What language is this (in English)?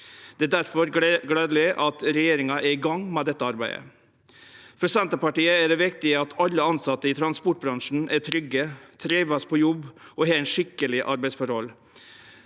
Norwegian